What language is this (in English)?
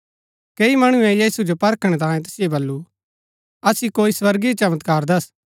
Gaddi